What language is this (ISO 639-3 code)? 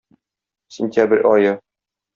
tat